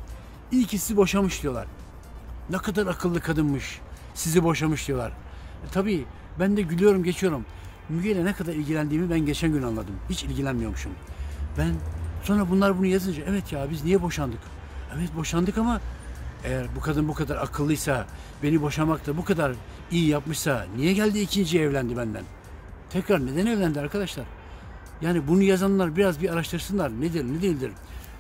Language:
Turkish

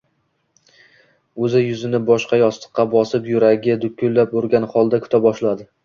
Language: Uzbek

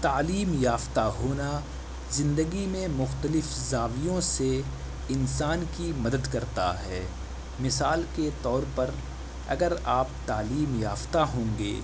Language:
Urdu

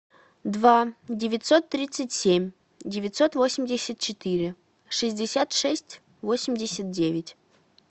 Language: Russian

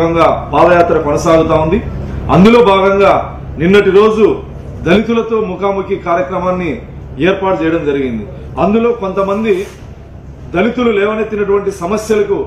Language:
Turkish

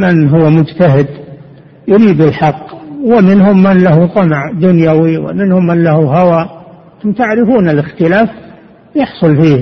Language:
Arabic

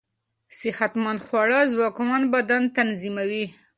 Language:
Pashto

